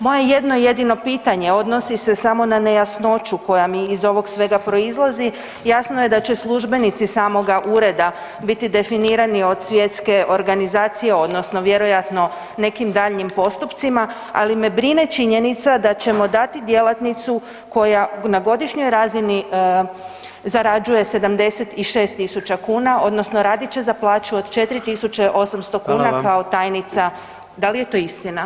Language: Croatian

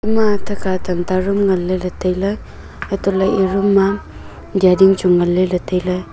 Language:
Wancho Naga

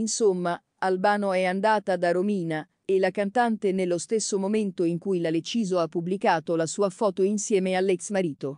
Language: Italian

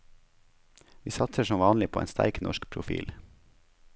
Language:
Norwegian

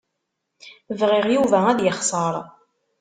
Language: Kabyle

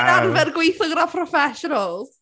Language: Welsh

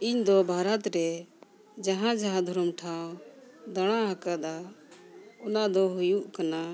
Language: Santali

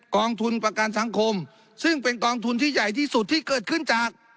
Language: Thai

